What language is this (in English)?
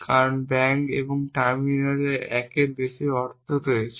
Bangla